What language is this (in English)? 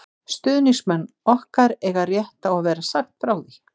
Icelandic